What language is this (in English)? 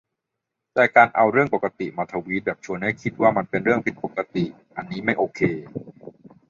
Thai